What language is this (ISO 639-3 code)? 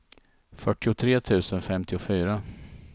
swe